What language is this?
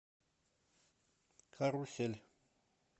Russian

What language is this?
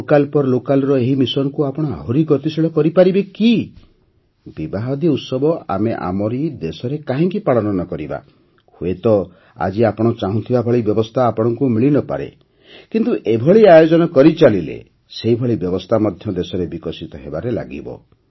Odia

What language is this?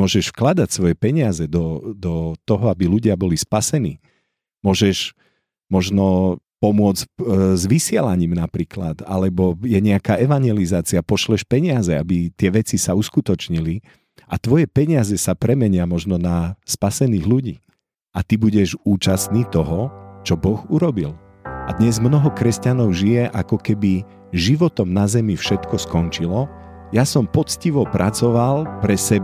Slovak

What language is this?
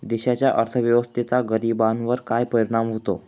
Marathi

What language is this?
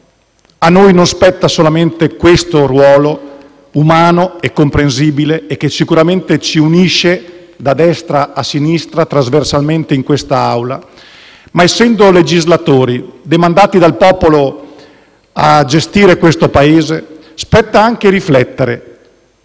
Italian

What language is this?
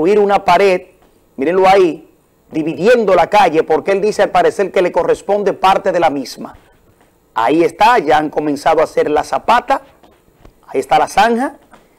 Spanish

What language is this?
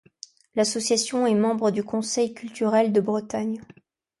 French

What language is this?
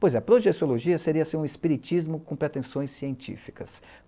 Portuguese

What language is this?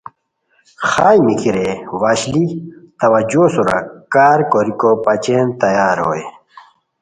Khowar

